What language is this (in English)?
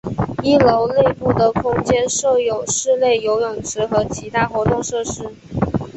Chinese